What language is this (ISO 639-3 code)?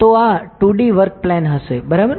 guj